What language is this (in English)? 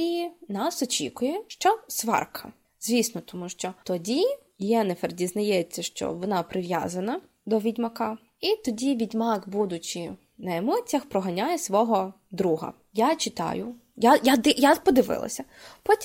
Ukrainian